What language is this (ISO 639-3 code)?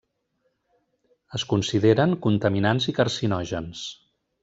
cat